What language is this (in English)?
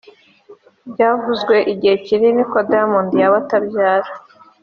Kinyarwanda